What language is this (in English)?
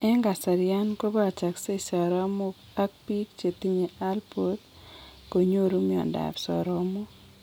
Kalenjin